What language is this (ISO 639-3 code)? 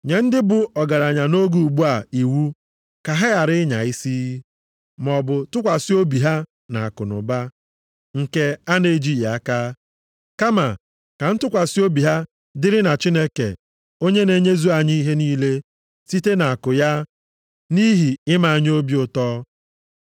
ibo